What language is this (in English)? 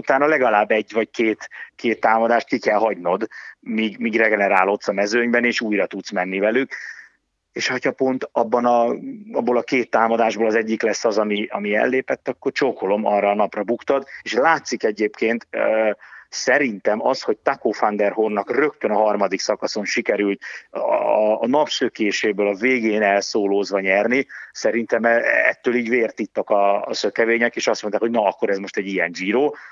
Hungarian